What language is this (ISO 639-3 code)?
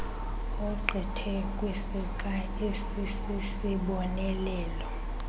xho